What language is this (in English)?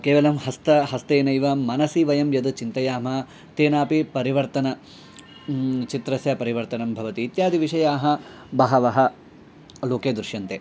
Sanskrit